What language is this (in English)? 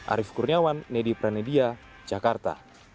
Indonesian